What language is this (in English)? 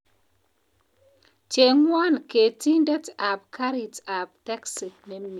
Kalenjin